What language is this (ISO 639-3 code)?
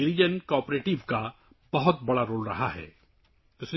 urd